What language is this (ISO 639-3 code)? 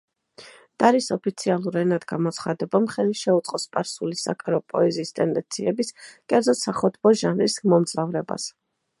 kat